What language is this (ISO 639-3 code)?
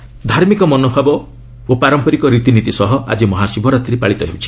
ori